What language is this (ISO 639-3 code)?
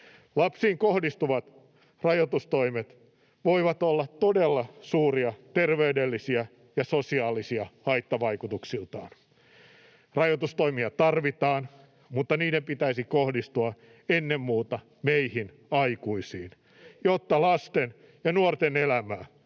fin